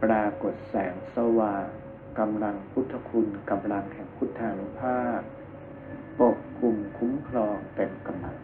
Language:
Thai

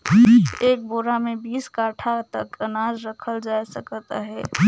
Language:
Chhattisgarhi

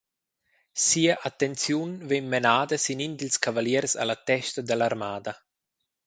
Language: Romansh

